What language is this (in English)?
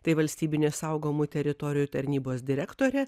Lithuanian